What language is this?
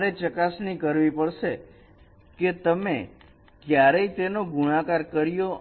Gujarati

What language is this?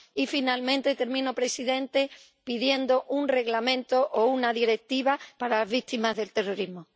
Spanish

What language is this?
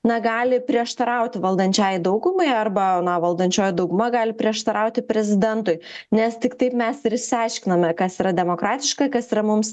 Lithuanian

